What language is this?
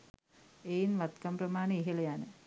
Sinhala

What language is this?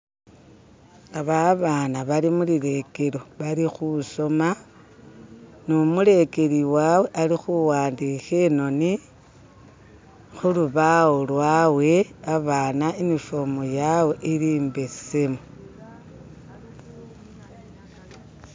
Masaaba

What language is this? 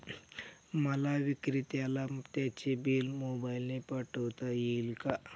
Marathi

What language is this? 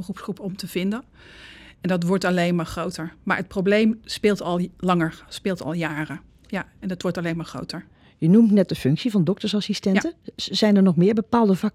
Dutch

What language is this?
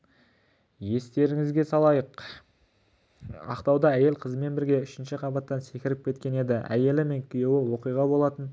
Kazakh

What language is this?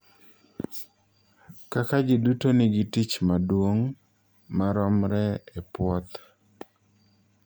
Luo (Kenya and Tanzania)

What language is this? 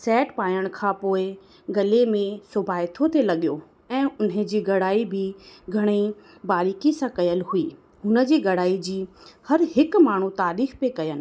Sindhi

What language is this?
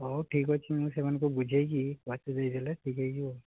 Odia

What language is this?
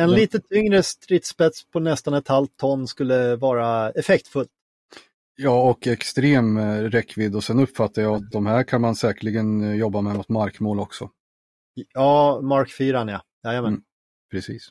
Swedish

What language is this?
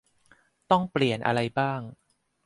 Thai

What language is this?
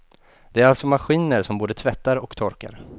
Swedish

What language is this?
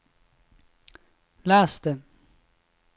Norwegian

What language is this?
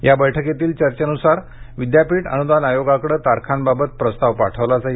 Marathi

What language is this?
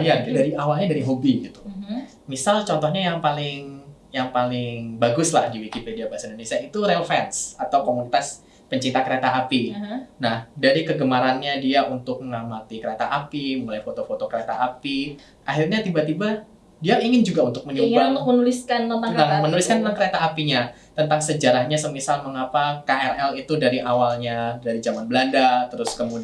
Indonesian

